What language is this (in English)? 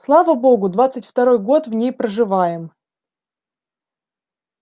Russian